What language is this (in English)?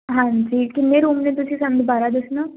Punjabi